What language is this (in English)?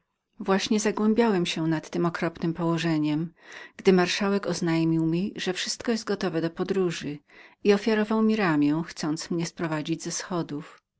Polish